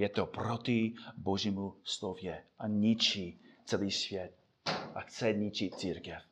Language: Czech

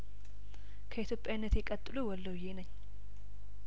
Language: Amharic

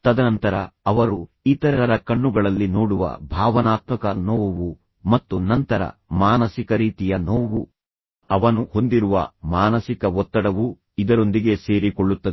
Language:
Kannada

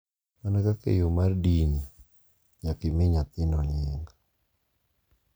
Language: Luo (Kenya and Tanzania)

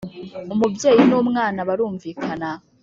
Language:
Kinyarwanda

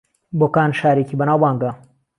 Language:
Central Kurdish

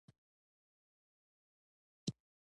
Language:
Pashto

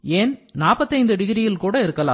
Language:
Tamil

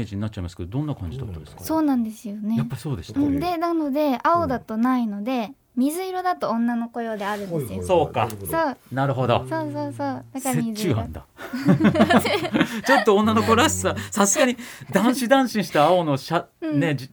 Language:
Japanese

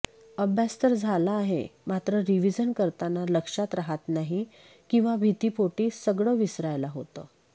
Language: Marathi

